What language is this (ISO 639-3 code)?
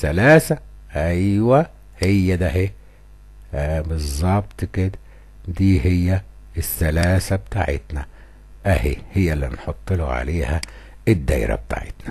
ara